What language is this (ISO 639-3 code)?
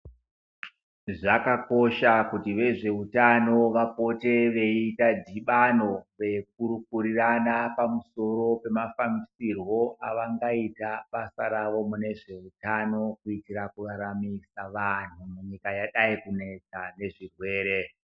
ndc